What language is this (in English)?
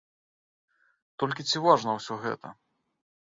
Belarusian